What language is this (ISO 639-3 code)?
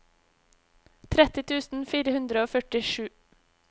nor